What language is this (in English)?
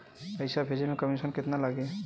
Bhojpuri